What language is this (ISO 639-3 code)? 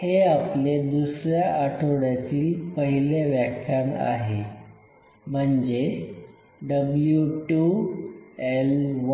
mar